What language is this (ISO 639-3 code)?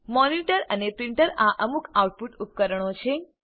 guj